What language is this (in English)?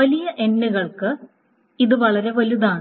Malayalam